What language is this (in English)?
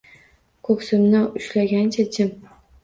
Uzbek